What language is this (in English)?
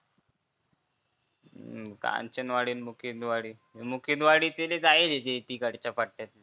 Marathi